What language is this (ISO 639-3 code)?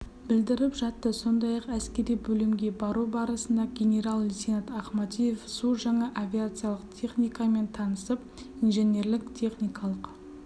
kaz